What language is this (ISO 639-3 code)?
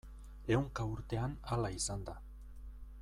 eus